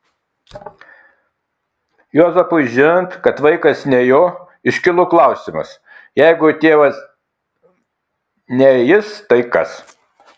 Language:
Lithuanian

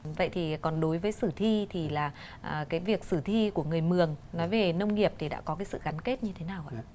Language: Vietnamese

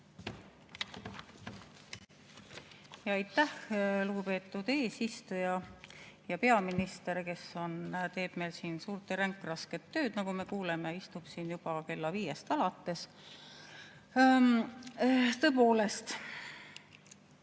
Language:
Estonian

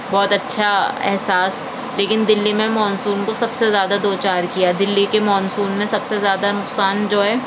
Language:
Urdu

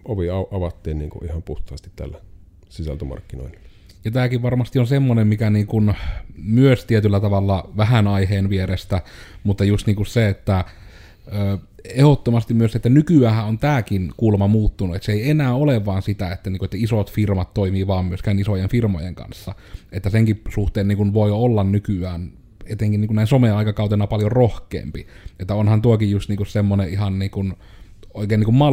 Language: Finnish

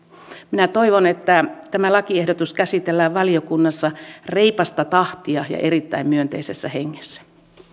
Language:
Finnish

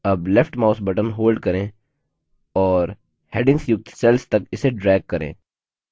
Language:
Hindi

